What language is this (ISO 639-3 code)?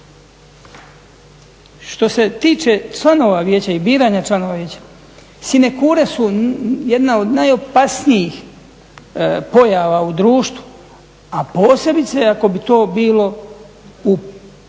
hrv